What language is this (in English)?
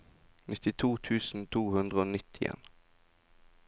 Norwegian